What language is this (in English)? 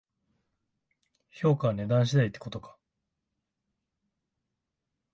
Japanese